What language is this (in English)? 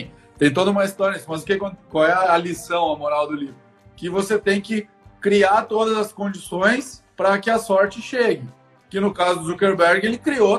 Portuguese